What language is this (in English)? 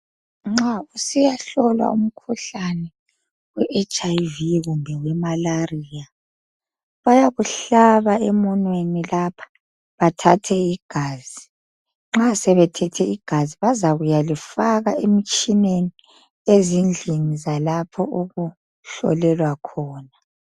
North Ndebele